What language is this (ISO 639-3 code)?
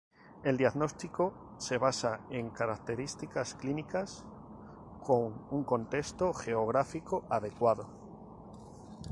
spa